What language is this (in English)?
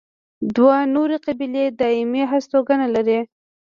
Pashto